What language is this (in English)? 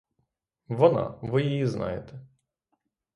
Ukrainian